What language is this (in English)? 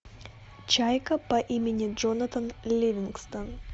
Russian